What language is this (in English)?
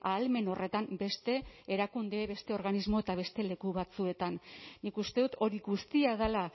Basque